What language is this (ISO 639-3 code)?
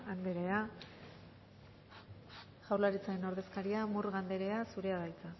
eus